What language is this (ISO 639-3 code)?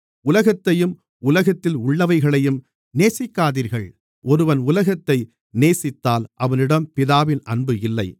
tam